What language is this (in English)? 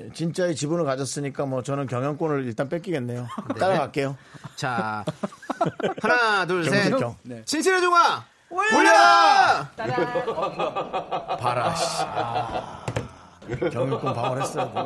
Korean